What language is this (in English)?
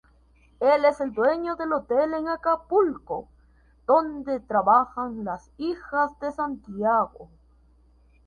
Spanish